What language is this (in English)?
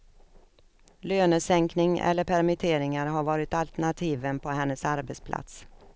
Swedish